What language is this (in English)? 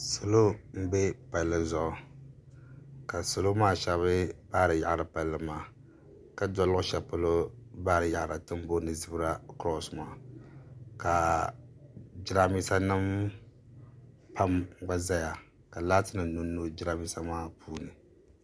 Dagbani